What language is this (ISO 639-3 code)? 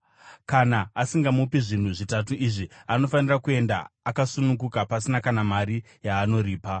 sna